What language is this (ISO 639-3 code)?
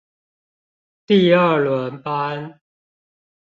zho